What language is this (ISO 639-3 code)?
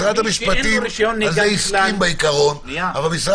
heb